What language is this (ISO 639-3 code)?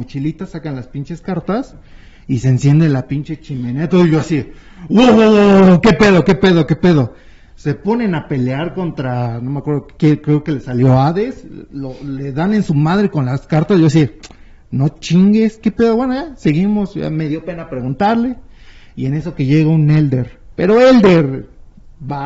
spa